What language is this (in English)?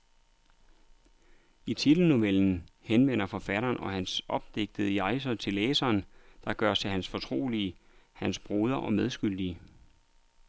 Danish